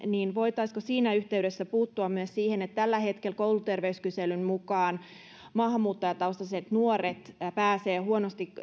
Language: Finnish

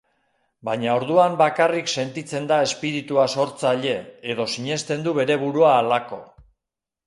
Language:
Basque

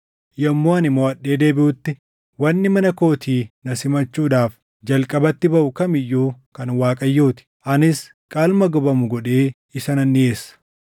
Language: Oromo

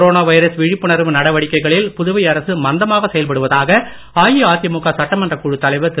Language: Tamil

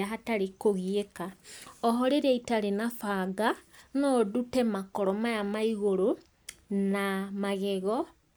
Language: Kikuyu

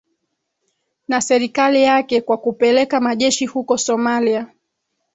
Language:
Swahili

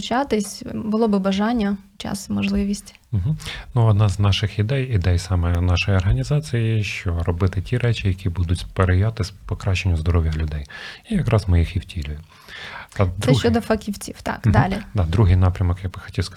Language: Ukrainian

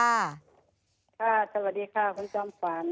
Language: Thai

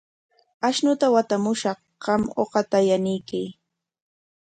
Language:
Corongo Ancash Quechua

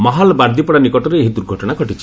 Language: Odia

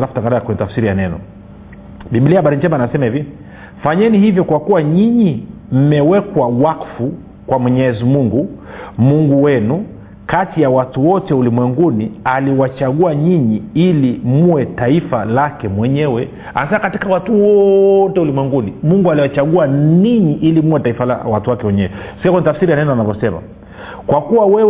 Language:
Swahili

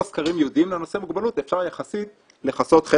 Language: Hebrew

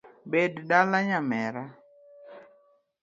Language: Luo (Kenya and Tanzania)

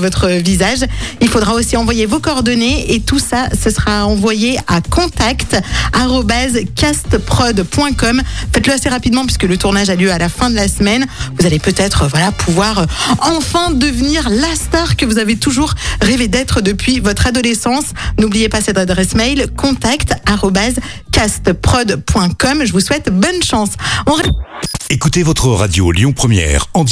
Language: French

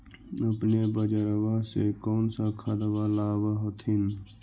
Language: Magahi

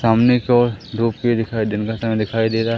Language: Hindi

